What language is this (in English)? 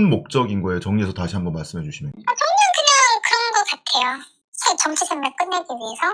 Korean